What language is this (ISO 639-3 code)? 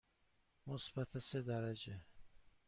fas